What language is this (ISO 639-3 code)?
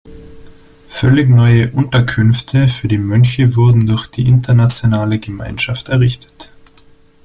deu